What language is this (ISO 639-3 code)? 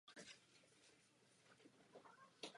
ces